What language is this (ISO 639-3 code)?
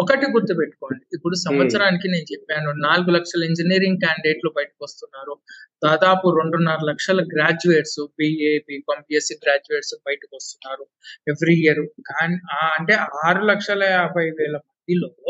tel